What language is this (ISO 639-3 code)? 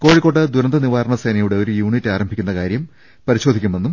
mal